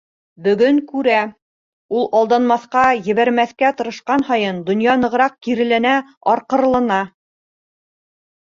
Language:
Bashkir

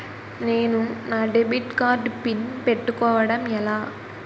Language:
Telugu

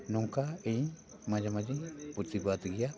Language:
Santali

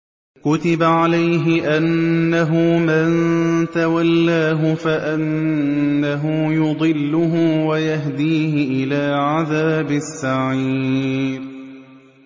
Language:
Arabic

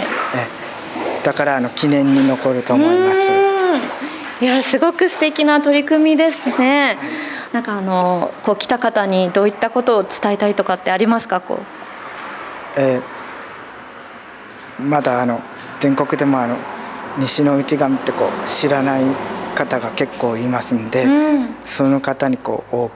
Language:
Japanese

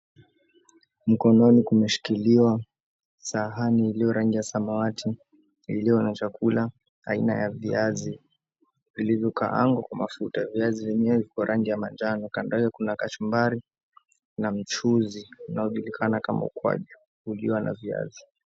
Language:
Swahili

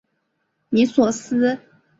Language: Chinese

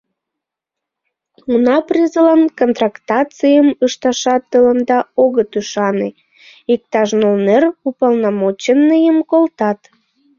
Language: Mari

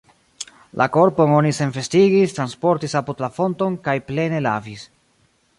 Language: Esperanto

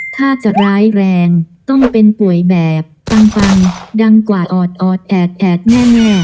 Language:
Thai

